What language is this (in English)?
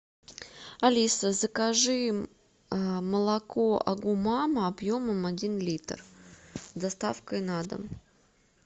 Russian